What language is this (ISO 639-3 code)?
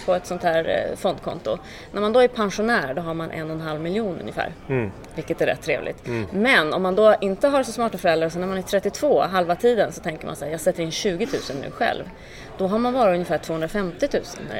swe